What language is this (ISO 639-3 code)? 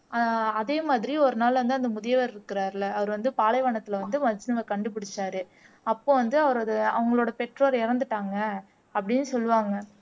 tam